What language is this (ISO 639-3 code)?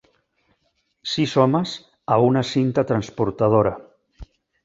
cat